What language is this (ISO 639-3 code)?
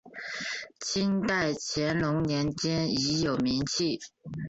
zho